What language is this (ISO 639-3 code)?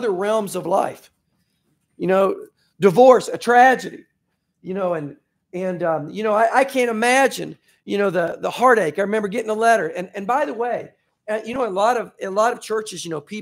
eng